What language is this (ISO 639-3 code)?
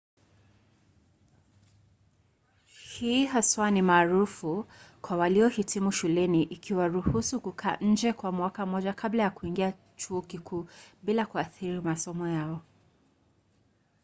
swa